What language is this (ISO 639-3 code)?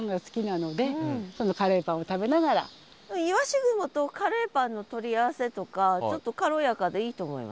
jpn